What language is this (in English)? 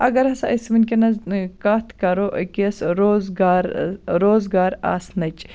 Kashmiri